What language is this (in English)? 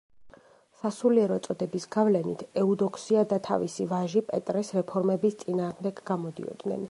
Georgian